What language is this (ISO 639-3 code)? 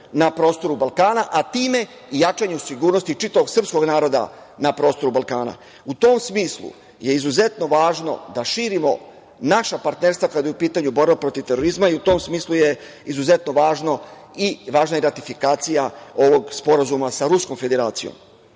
srp